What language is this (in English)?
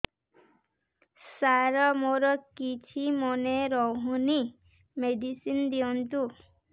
Odia